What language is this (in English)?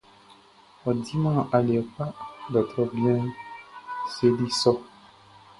Baoulé